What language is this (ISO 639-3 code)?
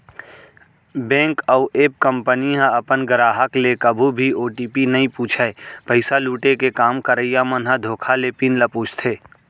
hne